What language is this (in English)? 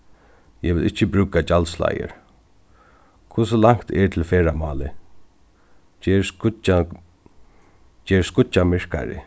Faroese